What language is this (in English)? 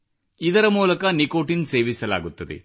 Kannada